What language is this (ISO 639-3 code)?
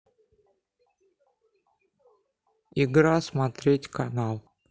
rus